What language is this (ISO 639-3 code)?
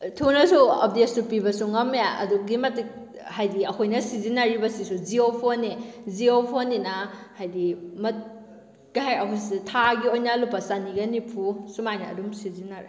mni